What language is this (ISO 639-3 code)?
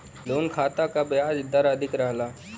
bho